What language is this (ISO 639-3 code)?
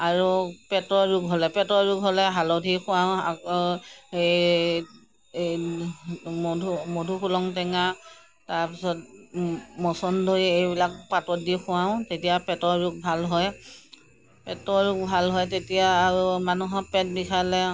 asm